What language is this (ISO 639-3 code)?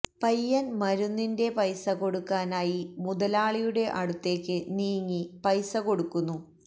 mal